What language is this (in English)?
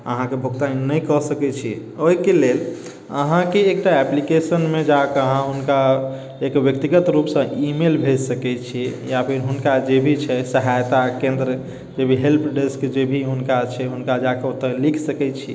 Maithili